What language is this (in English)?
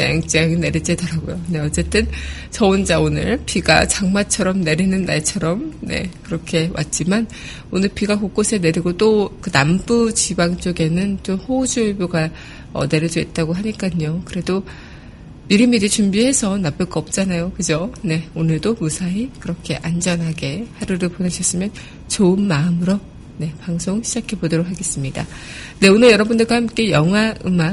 Korean